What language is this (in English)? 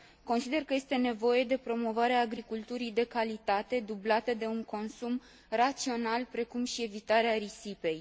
Romanian